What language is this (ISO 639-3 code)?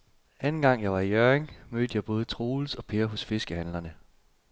dan